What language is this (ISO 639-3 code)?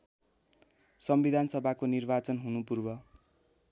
nep